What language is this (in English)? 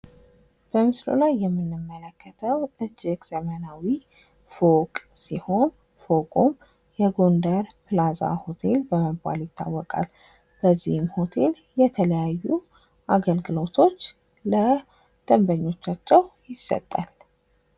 Amharic